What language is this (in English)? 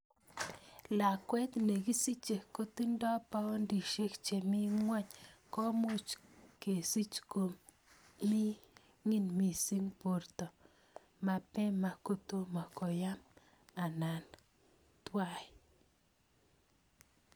Kalenjin